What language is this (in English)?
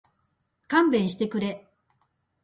Japanese